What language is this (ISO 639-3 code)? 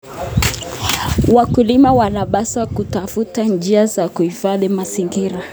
kln